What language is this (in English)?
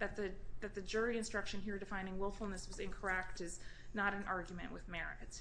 English